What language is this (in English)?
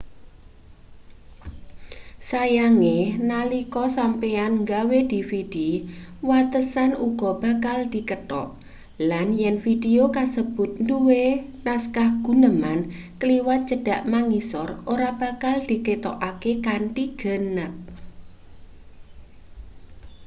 Javanese